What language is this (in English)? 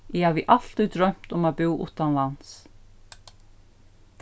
Faroese